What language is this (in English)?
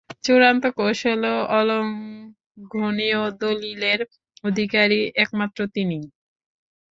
Bangla